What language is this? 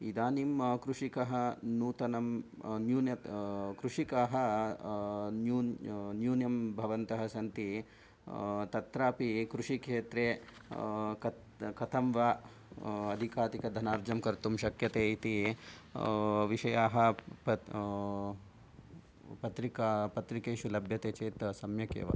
Sanskrit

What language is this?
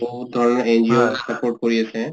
Assamese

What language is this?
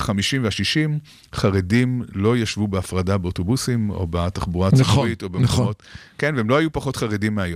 Hebrew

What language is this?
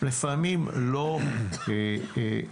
Hebrew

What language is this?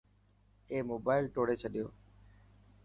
Dhatki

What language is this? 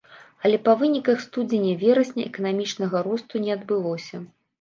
Belarusian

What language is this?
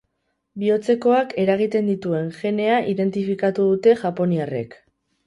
Basque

